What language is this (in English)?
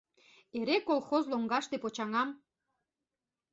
Mari